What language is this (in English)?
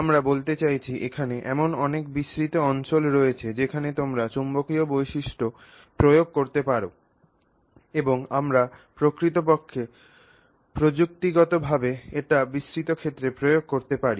Bangla